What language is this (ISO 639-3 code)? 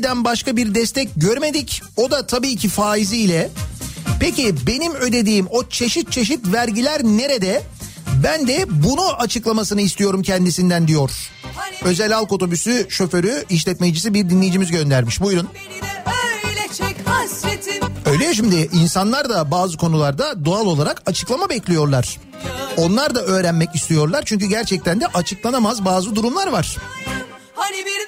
tur